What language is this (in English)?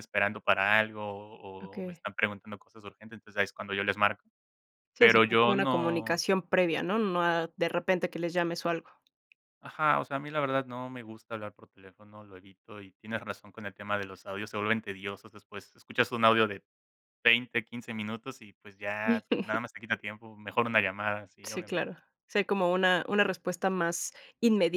Spanish